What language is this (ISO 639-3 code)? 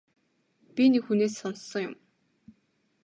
mon